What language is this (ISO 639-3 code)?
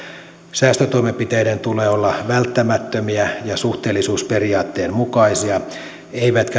fin